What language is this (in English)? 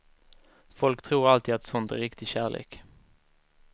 Swedish